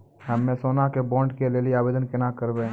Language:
Maithili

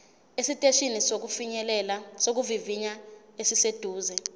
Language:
Zulu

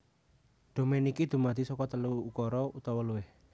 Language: Javanese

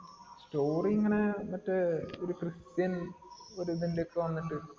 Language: Malayalam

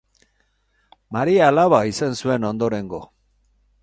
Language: Basque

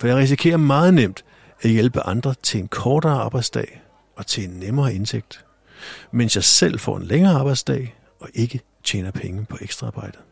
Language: Danish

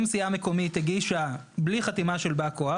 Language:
Hebrew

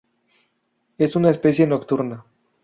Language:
Spanish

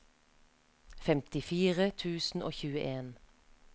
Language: Norwegian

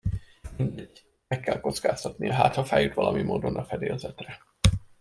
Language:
Hungarian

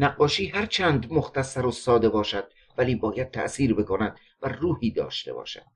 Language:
Persian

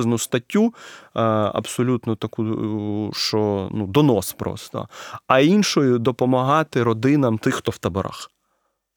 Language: Ukrainian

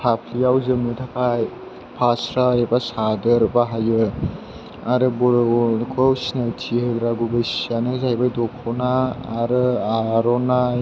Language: Bodo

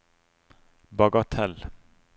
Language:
Norwegian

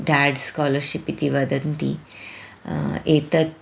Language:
Sanskrit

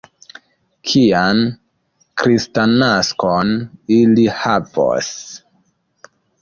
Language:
Esperanto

